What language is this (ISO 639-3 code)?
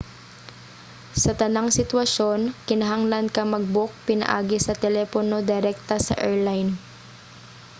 ceb